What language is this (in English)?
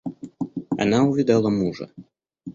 Russian